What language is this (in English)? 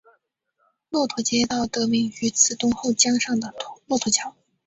Chinese